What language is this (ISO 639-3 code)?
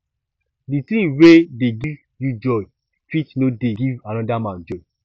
pcm